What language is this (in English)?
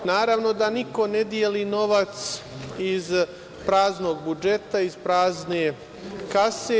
Serbian